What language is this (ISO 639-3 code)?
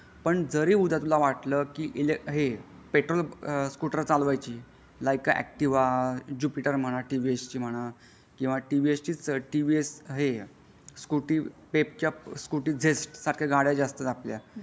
mar